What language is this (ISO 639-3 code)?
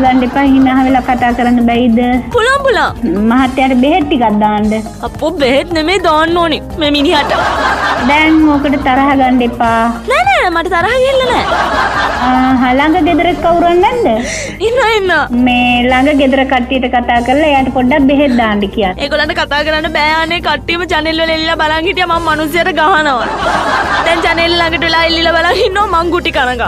hin